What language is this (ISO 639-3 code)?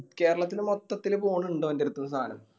mal